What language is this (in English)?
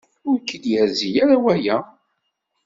Kabyle